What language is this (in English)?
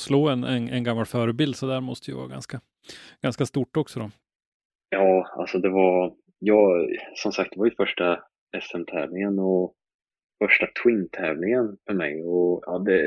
Swedish